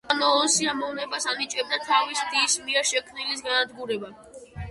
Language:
Georgian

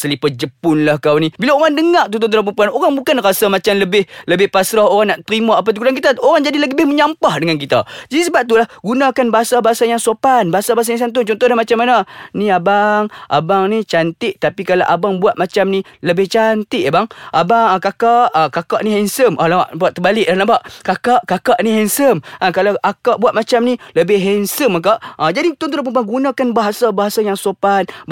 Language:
Malay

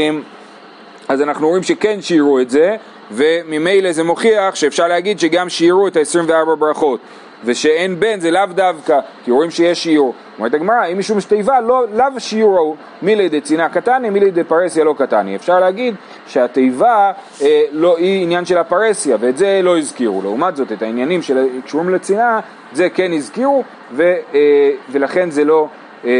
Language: Hebrew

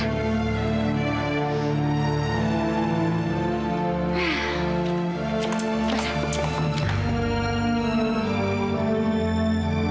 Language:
Indonesian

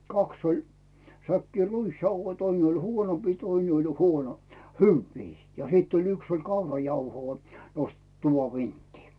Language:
Finnish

